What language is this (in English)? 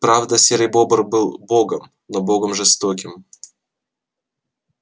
Russian